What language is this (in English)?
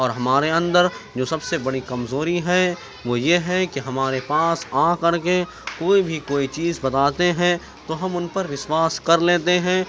Urdu